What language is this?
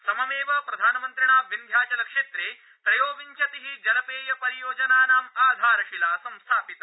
Sanskrit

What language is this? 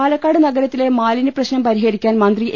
Malayalam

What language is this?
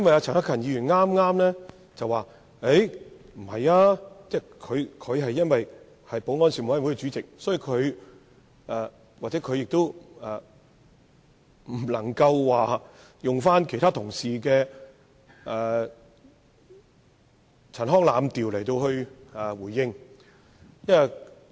Cantonese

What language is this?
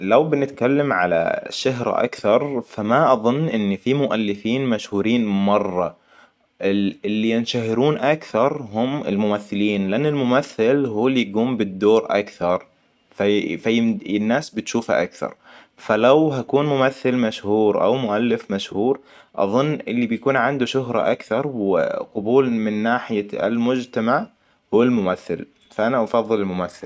Hijazi Arabic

